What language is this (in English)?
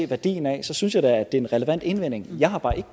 Danish